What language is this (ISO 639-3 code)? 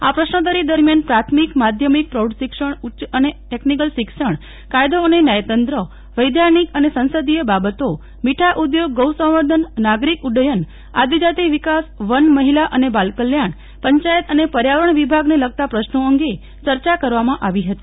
guj